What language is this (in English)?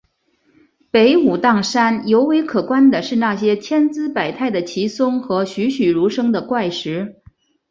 Chinese